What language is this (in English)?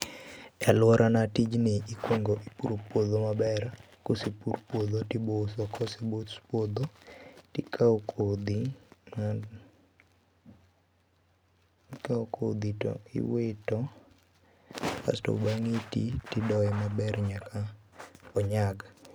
Luo (Kenya and Tanzania)